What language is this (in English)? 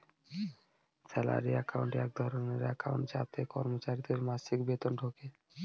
Bangla